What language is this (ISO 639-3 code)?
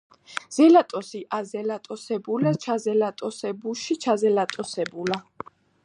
kat